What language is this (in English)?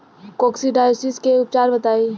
Bhojpuri